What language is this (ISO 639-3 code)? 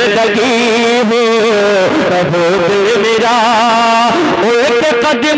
hin